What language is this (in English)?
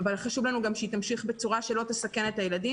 Hebrew